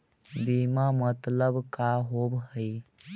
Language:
Magahi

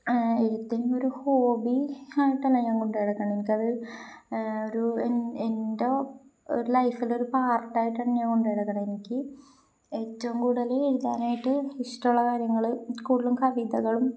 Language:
Malayalam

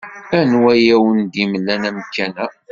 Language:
Kabyle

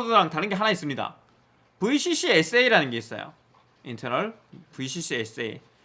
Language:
Korean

